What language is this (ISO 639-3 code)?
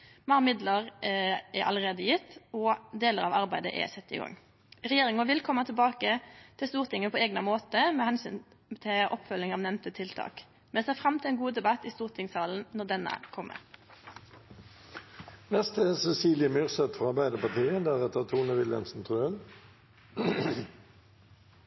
nor